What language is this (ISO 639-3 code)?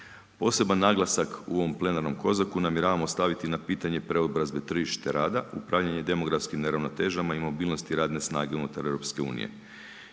hrv